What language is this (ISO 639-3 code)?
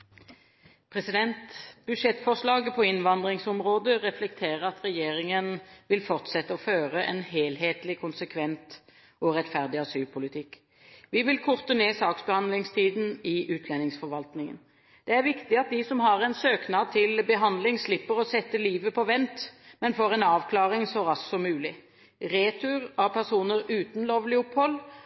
nob